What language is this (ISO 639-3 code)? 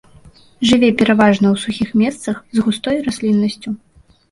bel